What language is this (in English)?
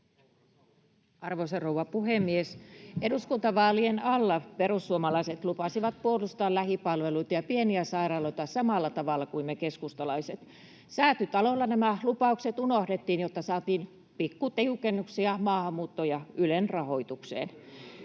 Finnish